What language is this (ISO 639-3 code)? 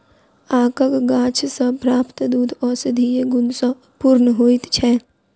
mai